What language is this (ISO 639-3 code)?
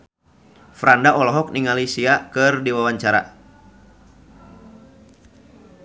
sun